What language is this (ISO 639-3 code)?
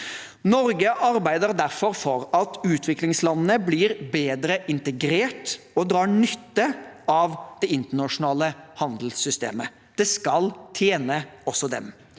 nor